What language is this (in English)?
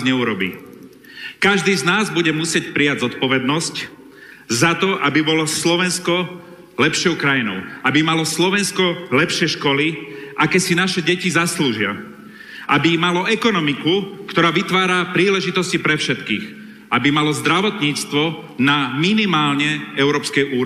Slovak